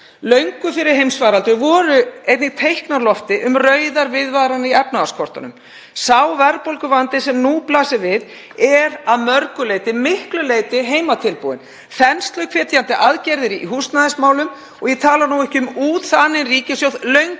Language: Icelandic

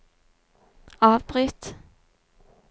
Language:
Norwegian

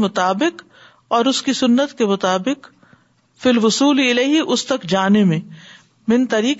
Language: Urdu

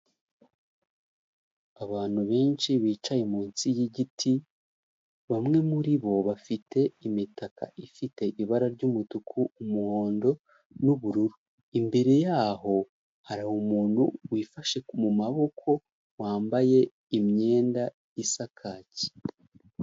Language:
Kinyarwanda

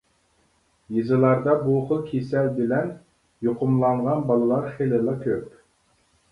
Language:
Uyghur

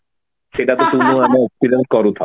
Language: Odia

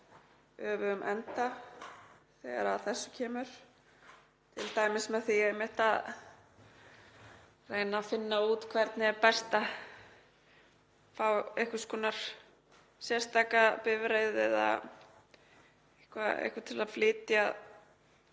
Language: Icelandic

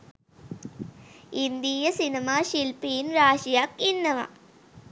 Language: Sinhala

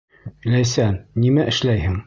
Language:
Bashkir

